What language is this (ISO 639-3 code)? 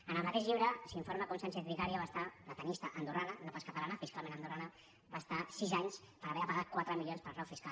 cat